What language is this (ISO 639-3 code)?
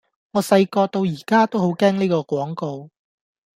yue